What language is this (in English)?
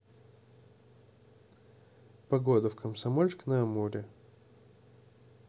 Russian